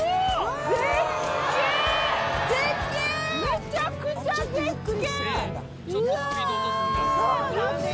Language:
Japanese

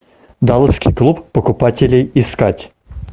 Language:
Russian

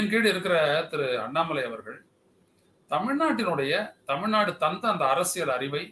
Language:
Tamil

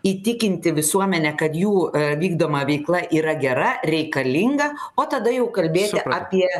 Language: Lithuanian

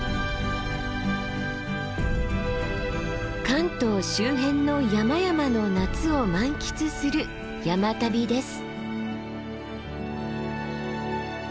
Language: Japanese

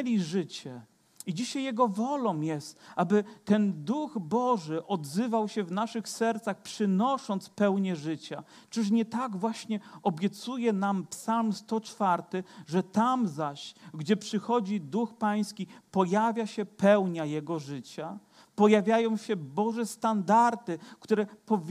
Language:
Polish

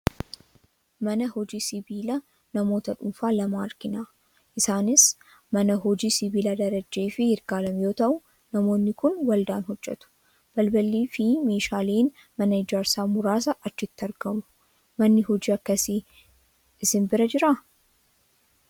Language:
Oromo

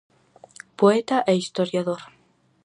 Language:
Galician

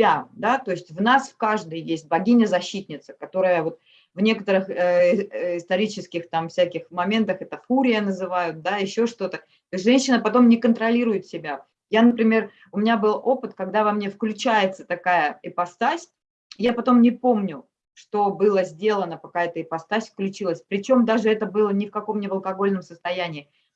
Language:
Russian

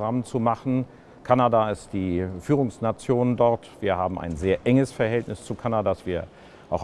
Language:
German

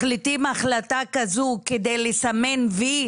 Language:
Hebrew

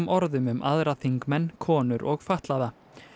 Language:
Icelandic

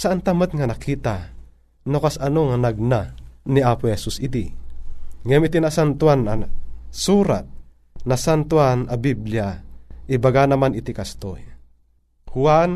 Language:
Filipino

